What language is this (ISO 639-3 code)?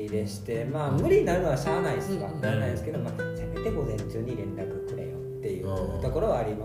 jpn